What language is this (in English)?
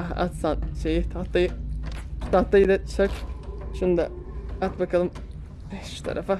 Turkish